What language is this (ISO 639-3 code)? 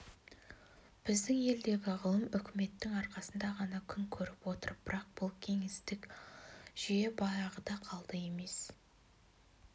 kaz